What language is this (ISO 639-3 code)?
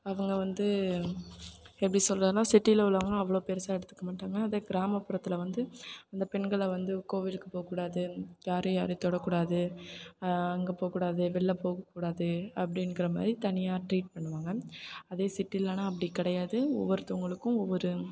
tam